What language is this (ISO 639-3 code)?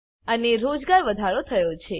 guj